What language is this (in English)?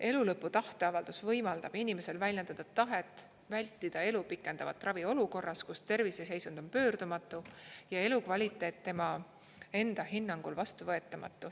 Estonian